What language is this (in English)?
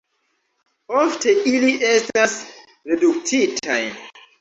Esperanto